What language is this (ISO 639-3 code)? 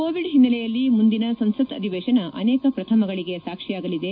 kan